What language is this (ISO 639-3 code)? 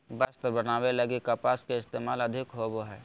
mag